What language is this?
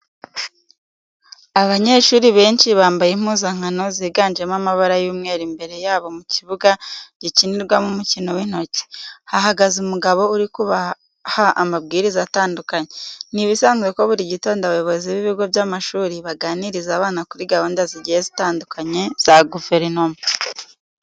Kinyarwanda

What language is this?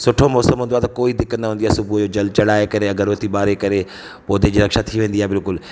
Sindhi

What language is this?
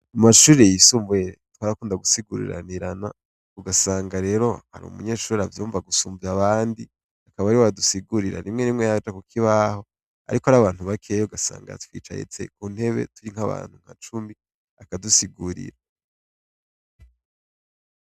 Rundi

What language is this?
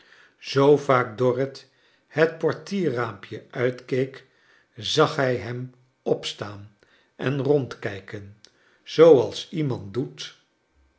Dutch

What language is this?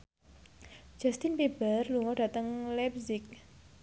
Javanese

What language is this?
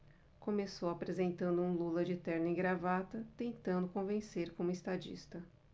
Portuguese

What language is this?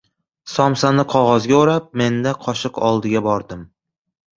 Uzbek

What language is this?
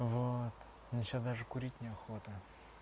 Russian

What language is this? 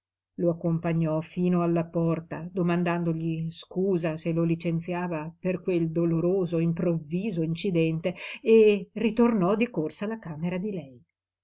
Italian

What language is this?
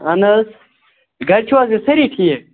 Kashmiri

